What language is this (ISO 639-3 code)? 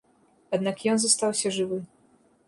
bel